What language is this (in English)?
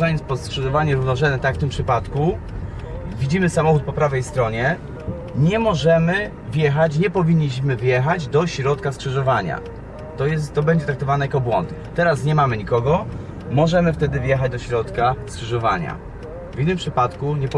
Polish